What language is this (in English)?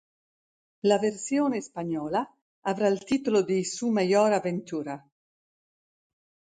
Italian